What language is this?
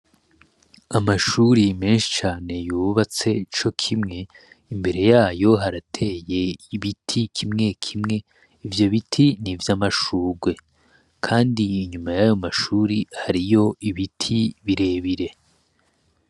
Rundi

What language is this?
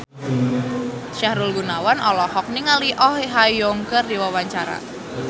Sundanese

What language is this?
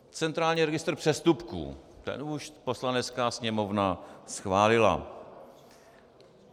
Czech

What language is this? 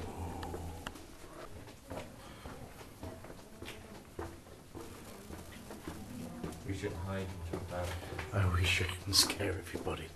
English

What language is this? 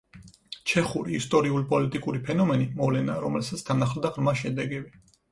Georgian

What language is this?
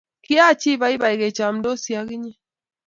Kalenjin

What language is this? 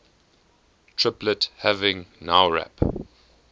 English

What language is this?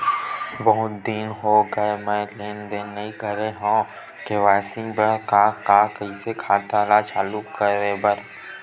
Chhattisgarhi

